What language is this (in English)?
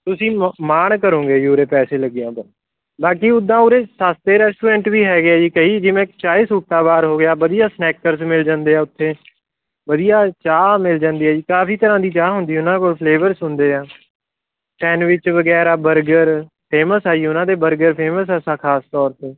Punjabi